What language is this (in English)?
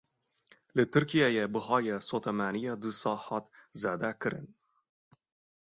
Kurdish